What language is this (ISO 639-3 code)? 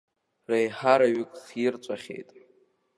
abk